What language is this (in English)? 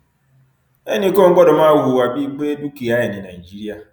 Yoruba